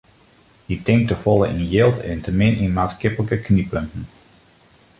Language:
Western Frisian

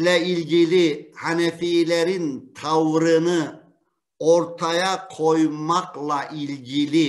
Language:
Turkish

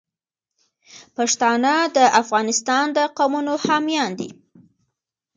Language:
Pashto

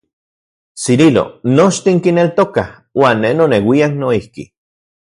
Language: Central Puebla Nahuatl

